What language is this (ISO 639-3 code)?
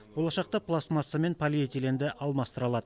kaz